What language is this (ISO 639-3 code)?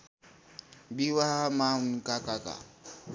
nep